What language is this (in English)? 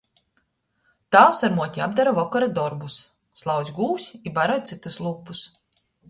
Latgalian